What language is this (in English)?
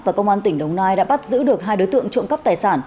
Vietnamese